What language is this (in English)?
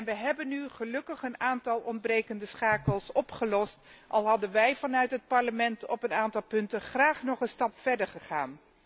Dutch